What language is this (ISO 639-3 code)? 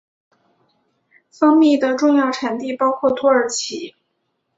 zho